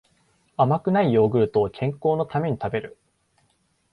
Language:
Japanese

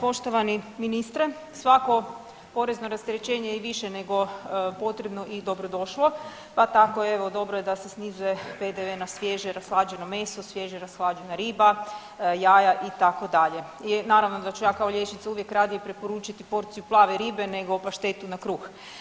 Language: Croatian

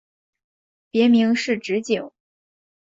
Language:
Chinese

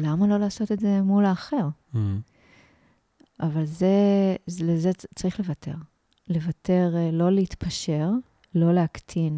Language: Hebrew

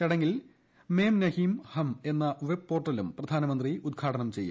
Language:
Malayalam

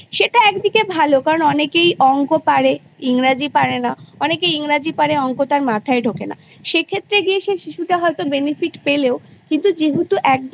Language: Bangla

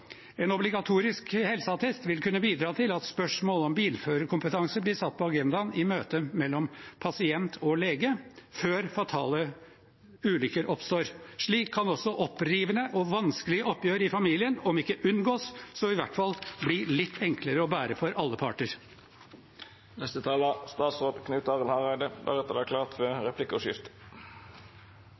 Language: Norwegian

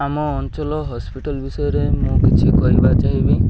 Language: Odia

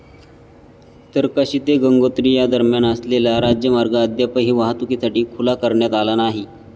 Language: Marathi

